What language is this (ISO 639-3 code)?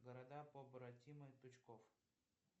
rus